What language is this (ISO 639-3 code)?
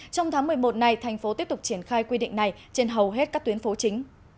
vie